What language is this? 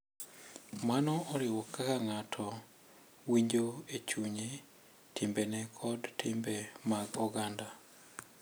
Luo (Kenya and Tanzania)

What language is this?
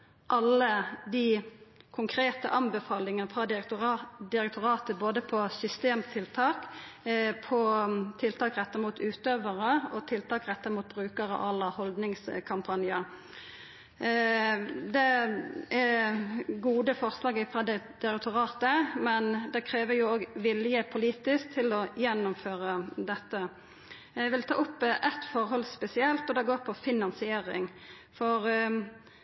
Norwegian Nynorsk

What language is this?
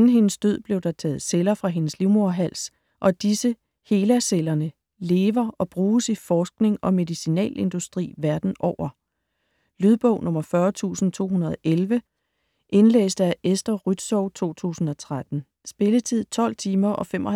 Danish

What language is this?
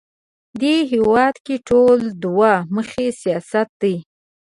Pashto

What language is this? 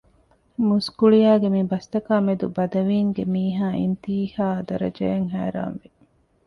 Divehi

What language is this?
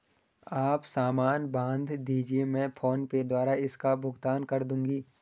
Hindi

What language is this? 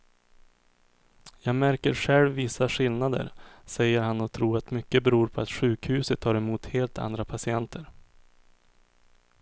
Swedish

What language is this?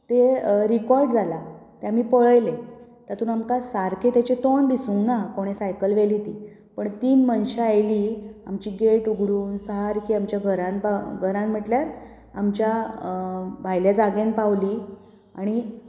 Konkani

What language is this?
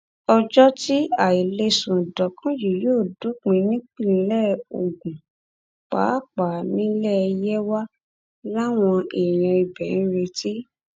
Yoruba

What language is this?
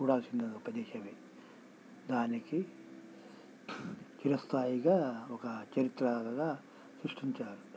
Telugu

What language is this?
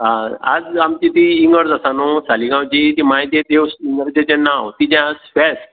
Konkani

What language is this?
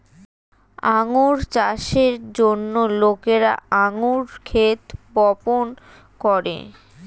Bangla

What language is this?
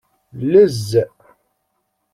Kabyle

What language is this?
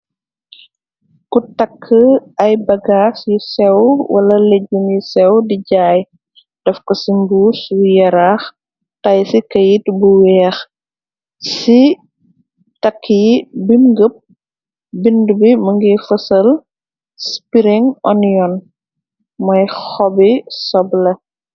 Wolof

